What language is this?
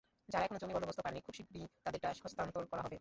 Bangla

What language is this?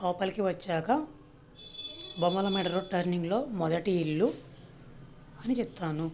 Telugu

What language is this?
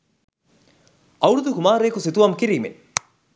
Sinhala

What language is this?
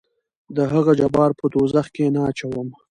Pashto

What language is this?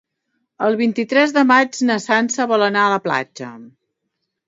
Catalan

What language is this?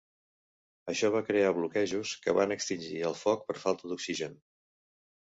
Catalan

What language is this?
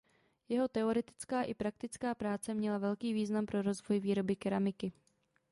Czech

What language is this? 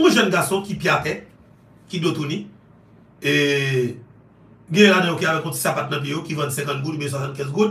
French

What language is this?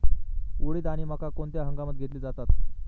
Marathi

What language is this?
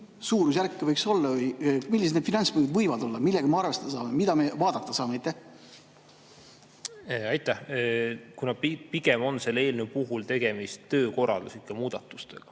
Estonian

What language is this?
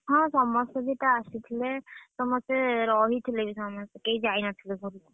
Odia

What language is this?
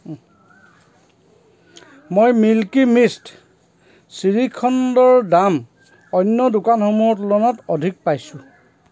Assamese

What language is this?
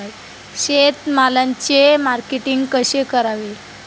Marathi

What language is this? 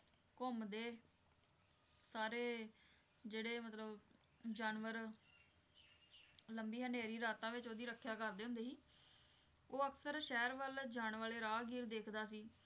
Punjabi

